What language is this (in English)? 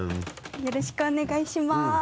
Japanese